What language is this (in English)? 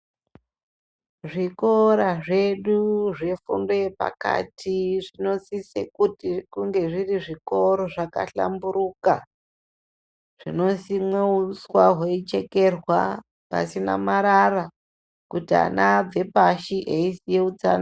Ndau